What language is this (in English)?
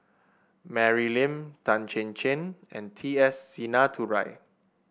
English